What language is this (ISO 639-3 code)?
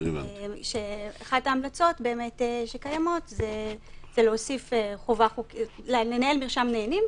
heb